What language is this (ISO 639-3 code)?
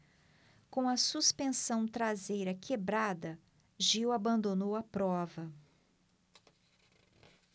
por